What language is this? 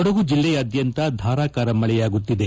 Kannada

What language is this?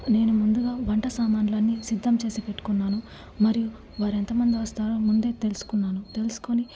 Telugu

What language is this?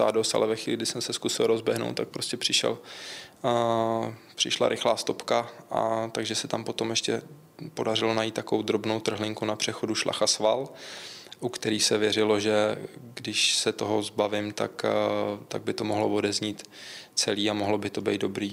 Czech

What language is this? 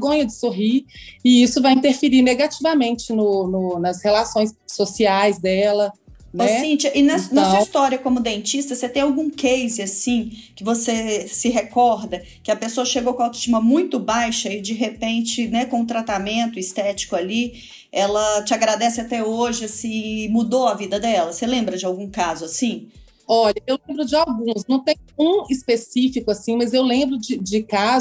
Portuguese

